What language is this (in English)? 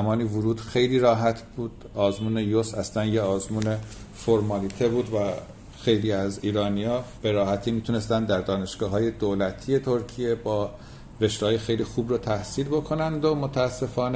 Persian